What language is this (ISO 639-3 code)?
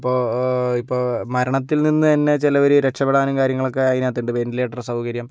mal